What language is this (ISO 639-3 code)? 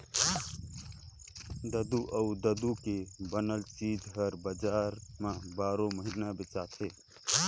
hne